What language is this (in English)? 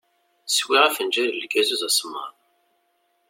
Kabyle